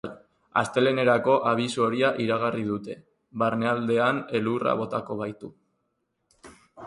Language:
Basque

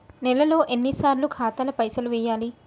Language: Telugu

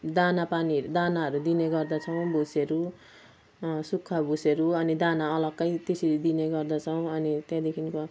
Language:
Nepali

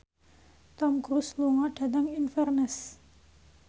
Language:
Javanese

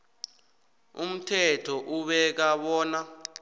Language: South Ndebele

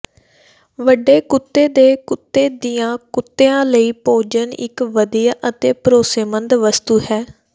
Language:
Punjabi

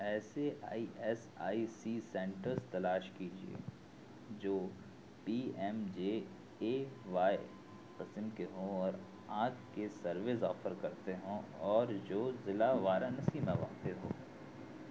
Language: Urdu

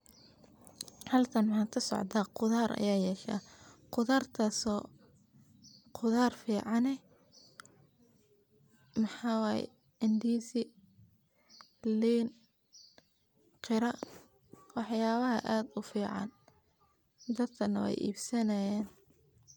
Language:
Somali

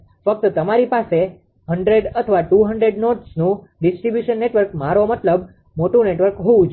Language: Gujarati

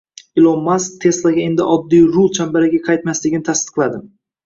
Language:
Uzbek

